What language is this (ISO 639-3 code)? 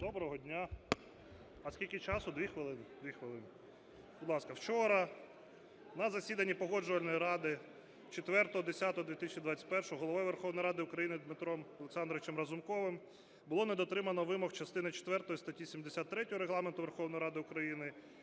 ukr